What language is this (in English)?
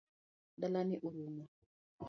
Luo (Kenya and Tanzania)